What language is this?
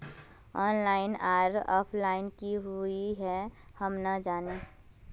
Magahi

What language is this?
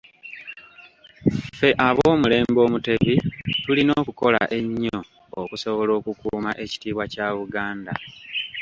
Ganda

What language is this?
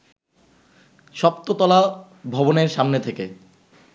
Bangla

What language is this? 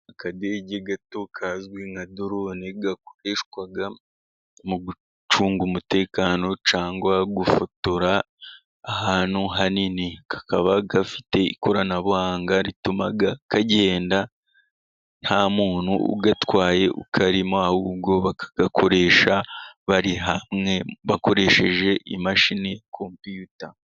Kinyarwanda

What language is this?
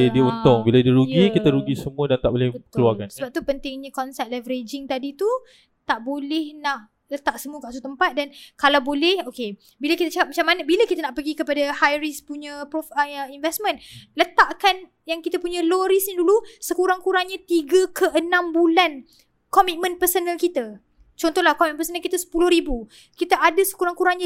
Malay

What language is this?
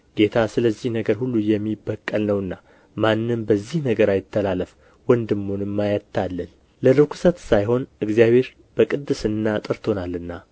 Amharic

